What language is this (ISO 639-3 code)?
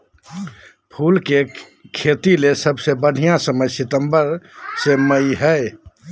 mag